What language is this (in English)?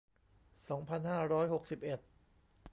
Thai